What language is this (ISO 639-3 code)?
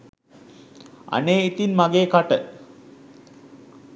sin